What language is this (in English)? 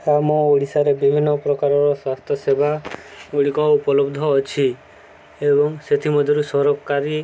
Odia